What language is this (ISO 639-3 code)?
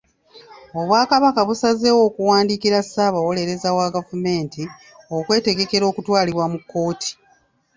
lug